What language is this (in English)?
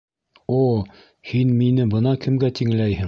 Bashkir